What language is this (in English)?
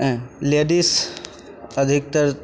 Maithili